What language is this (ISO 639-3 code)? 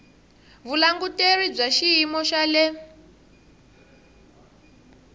tso